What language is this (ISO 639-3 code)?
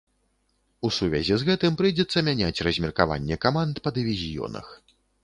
bel